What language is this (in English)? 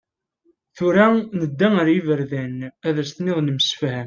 Kabyle